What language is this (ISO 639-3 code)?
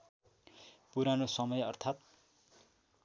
nep